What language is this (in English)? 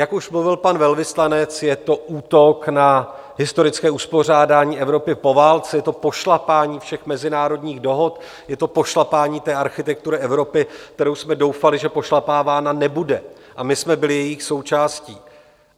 Czech